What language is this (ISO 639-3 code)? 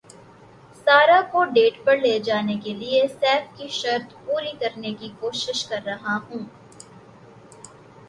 urd